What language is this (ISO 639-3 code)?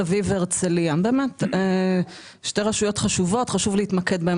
heb